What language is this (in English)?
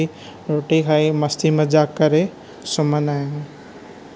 Sindhi